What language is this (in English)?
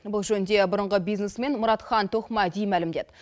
Kazakh